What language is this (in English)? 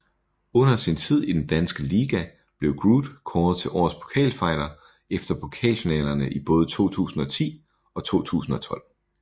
Danish